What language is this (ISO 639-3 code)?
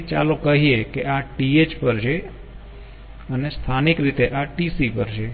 guj